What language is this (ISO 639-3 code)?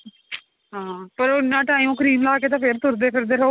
pan